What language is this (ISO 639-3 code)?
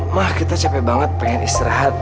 ind